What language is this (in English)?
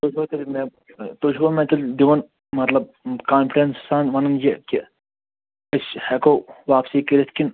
Kashmiri